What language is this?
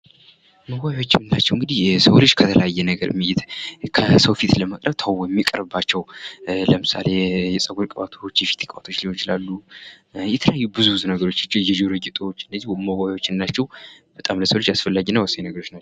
Amharic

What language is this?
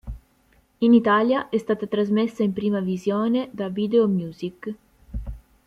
Italian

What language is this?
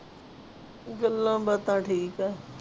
Punjabi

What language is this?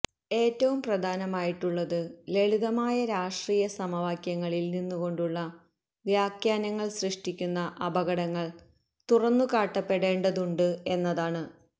Malayalam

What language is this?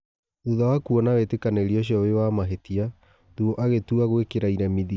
Kikuyu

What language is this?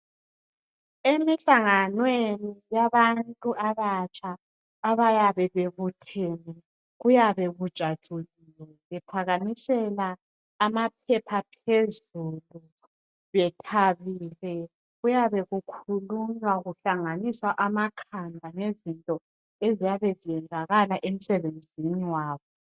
North Ndebele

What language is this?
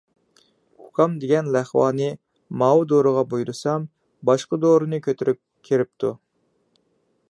Uyghur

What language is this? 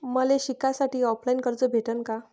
Marathi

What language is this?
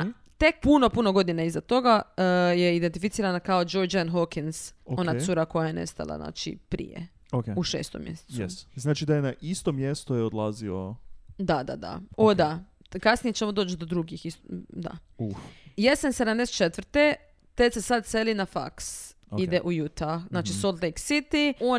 Croatian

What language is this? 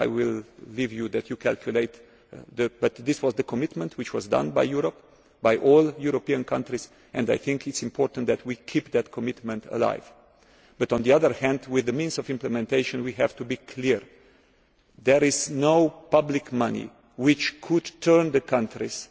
English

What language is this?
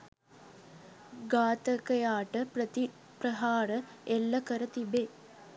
Sinhala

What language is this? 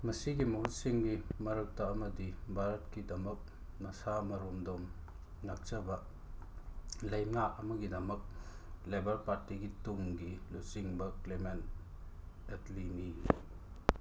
Manipuri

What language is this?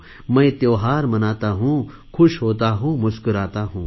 Marathi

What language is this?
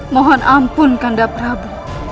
Indonesian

